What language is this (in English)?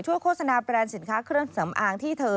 Thai